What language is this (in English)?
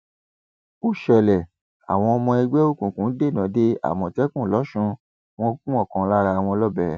Yoruba